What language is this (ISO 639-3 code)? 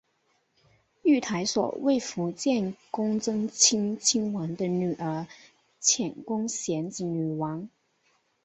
zho